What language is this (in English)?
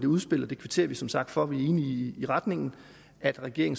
Danish